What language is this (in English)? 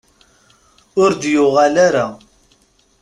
Kabyle